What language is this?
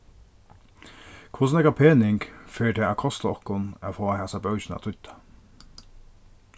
Faroese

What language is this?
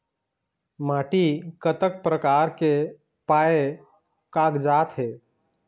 Chhattisgarhi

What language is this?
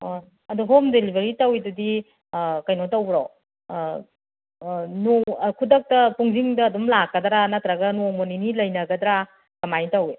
Manipuri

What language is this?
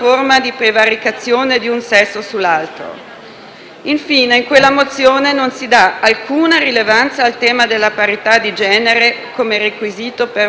Italian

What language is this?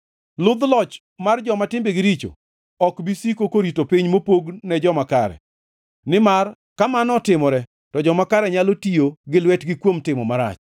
Luo (Kenya and Tanzania)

